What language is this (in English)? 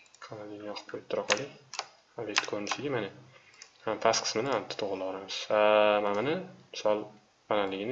Turkish